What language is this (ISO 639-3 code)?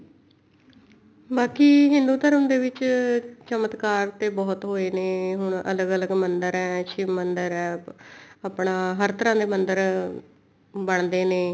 pan